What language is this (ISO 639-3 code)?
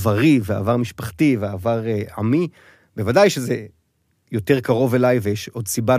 heb